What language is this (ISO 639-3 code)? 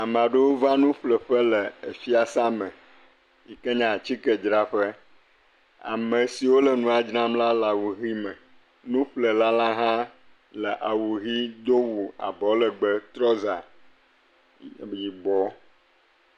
ewe